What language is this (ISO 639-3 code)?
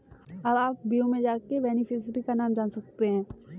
hin